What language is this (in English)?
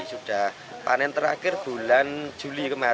Indonesian